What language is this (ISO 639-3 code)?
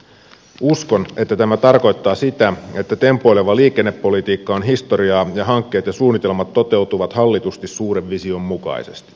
fin